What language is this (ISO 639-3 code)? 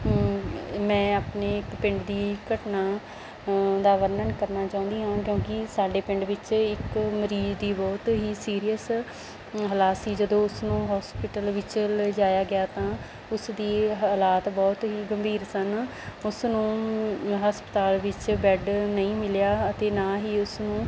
pan